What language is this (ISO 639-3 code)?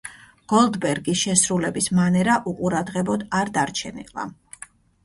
kat